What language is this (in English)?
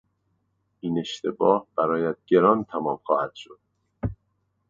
Persian